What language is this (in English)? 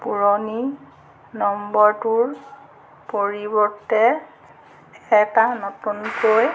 Assamese